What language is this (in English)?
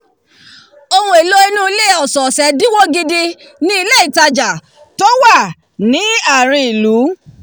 Yoruba